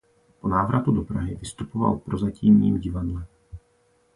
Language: Czech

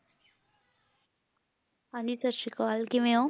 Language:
Punjabi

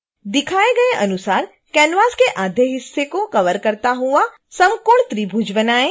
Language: Hindi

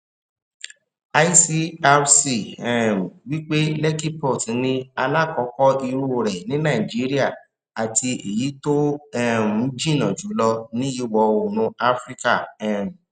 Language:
Yoruba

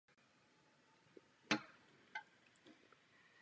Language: Czech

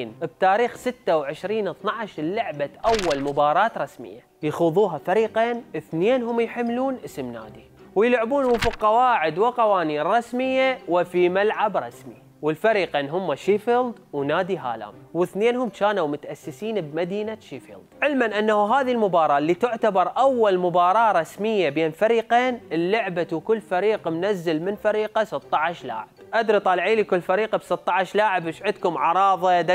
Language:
Arabic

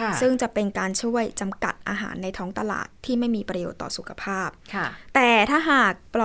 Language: Thai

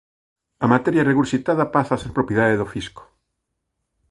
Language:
Galician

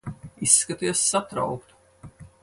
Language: Latvian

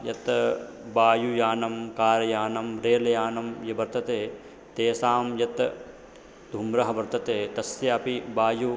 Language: Sanskrit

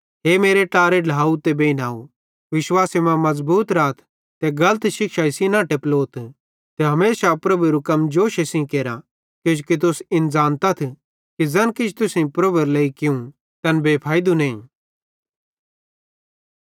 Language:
Bhadrawahi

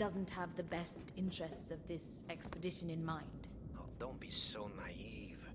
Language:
English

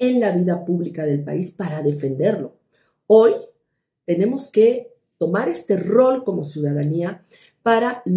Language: Spanish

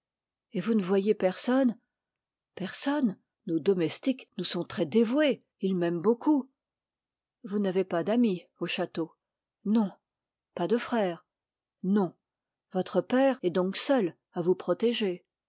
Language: French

